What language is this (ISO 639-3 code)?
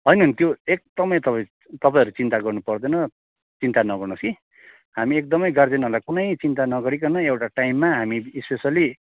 nep